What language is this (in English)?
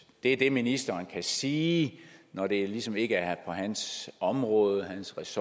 Danish